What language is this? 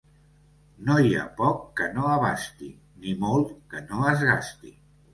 Catalan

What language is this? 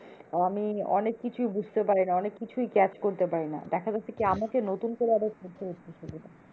Bangla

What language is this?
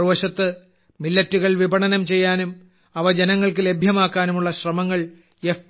Malayalam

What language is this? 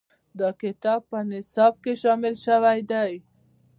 Pashto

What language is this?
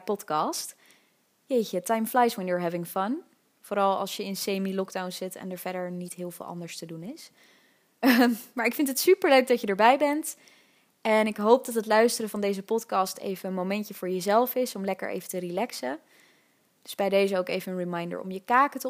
Dutch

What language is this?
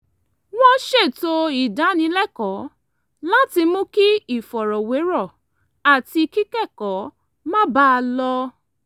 Yoruba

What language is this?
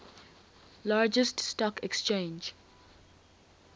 English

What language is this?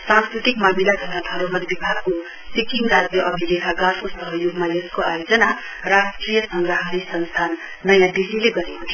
Nepali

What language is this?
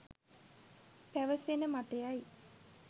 Sinhala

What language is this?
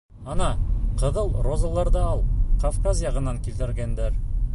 Bashkir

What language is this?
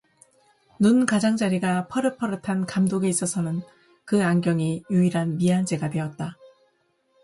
Korean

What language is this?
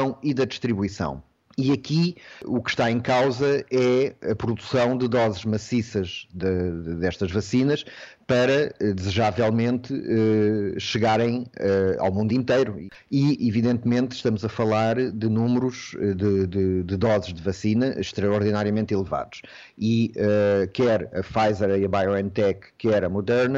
Portuguese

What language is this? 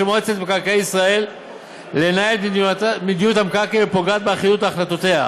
Hebrew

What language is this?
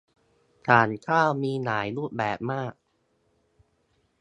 Thai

